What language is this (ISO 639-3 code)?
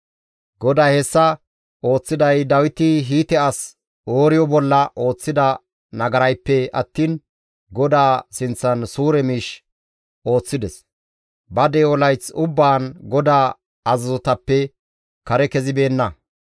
gmv